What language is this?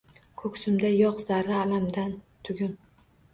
Uzbek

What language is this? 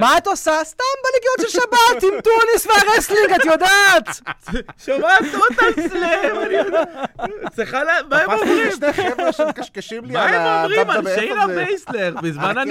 Hebrew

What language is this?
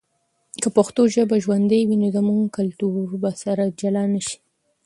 Pashto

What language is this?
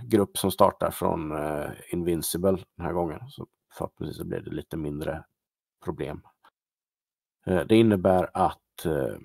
Swedish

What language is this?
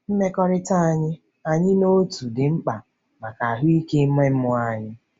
Igbo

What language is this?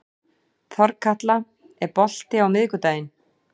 Icelandic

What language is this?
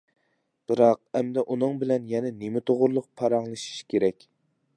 Uyghur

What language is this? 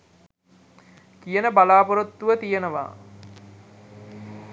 Sinhala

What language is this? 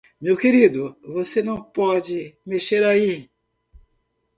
Portuguese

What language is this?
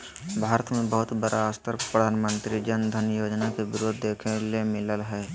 Magahi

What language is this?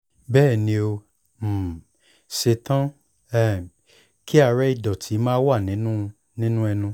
Yoruba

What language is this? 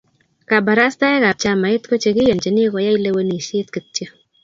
Kalenjin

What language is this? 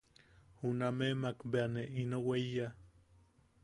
Yaqui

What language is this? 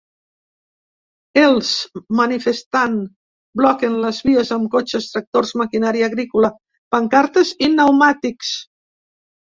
Catalan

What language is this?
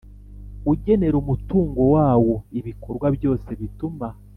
Kinyarwanda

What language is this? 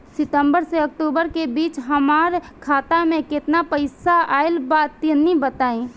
Bhojpuri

